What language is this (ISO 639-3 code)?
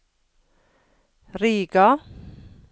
nor